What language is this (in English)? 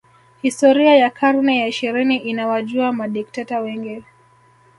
Swahili